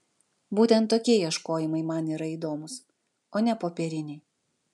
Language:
Lithuanian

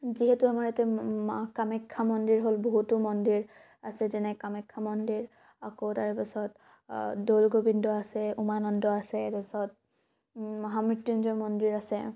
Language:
Assamese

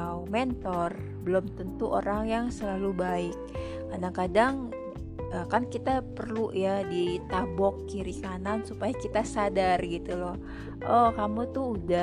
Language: Indonesian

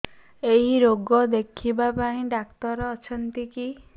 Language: Odia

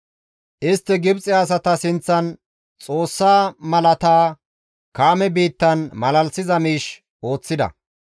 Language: Gamo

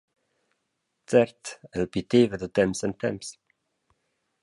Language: Romansh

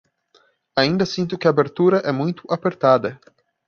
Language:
Portuguese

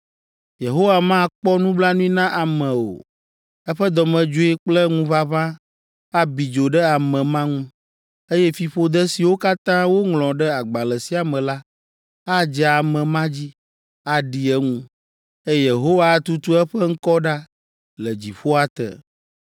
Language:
Ewe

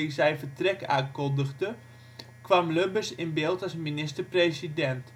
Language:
Dutch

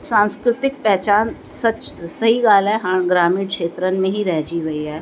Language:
Sindhi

